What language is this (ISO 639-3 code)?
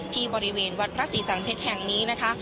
tha